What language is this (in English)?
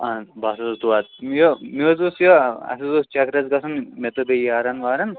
Kashmiri